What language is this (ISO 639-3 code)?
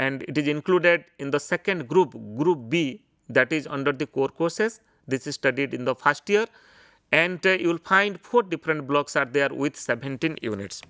eng